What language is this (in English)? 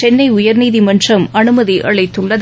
Tamil